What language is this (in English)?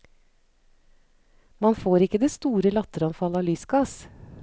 Norwegian